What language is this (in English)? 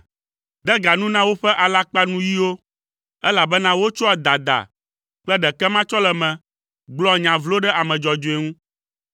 Ewe